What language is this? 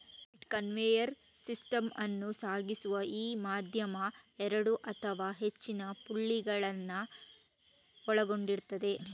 Kannada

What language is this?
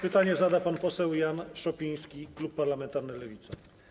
Polish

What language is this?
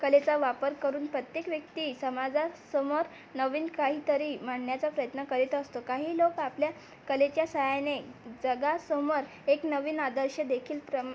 Marathi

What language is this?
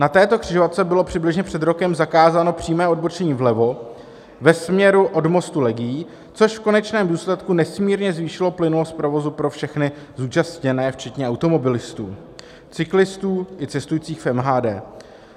Czech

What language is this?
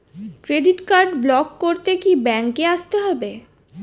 Bangla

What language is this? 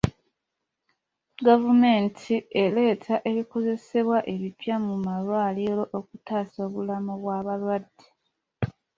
Ganda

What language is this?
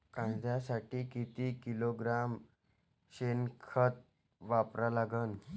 Marathi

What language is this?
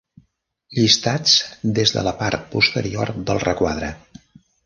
Catalan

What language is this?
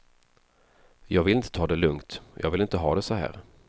Swedish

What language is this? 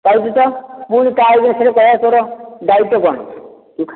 Odia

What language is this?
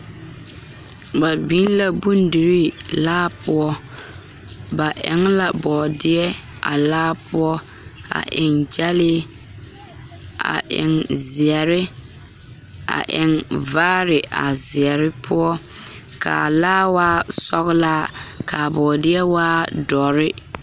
Southern Dagaare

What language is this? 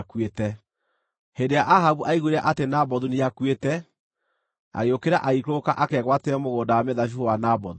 Kikuyu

